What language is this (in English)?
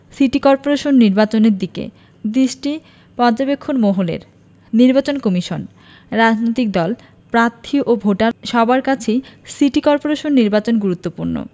Bangla